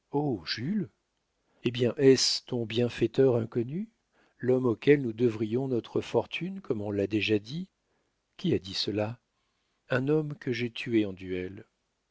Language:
French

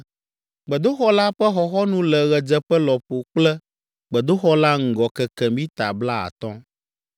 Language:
Ewe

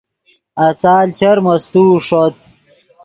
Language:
Yidgha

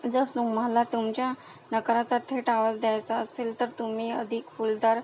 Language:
Marathi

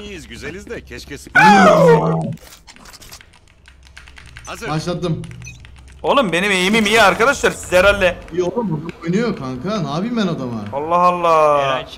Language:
Turkish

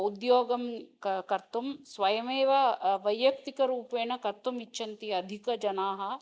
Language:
Sanskrit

